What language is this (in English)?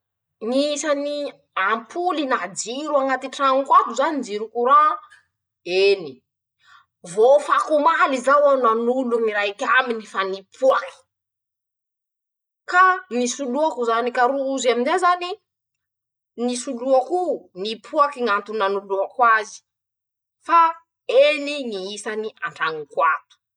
Masikoro Malagasy